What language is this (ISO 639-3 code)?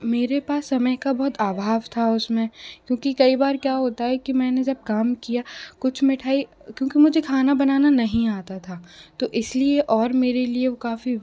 hin